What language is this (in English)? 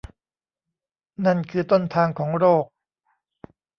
Thai